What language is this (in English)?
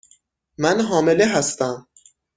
Persian